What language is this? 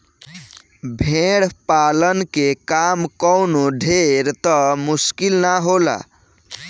Bhojpuri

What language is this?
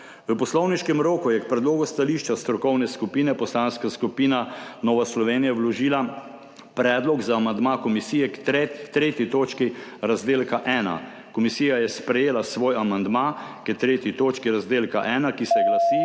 Slovenian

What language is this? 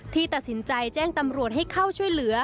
Thai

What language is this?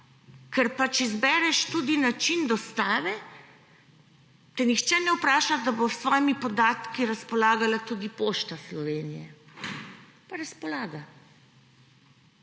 Slovenian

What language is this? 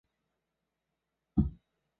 Chinese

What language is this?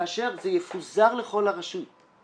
Hebrew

